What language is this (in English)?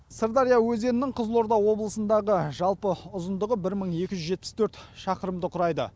Kazakh